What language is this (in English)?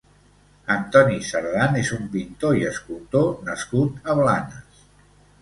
Catalan